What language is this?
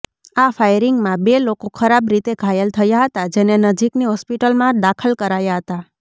Gujarati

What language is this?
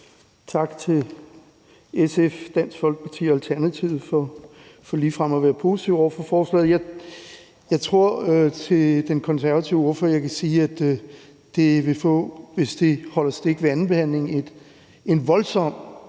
Danish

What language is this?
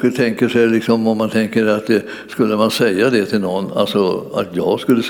Swedish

